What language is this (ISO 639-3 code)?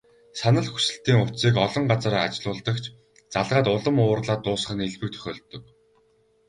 mon